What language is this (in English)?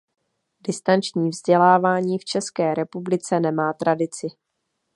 Czech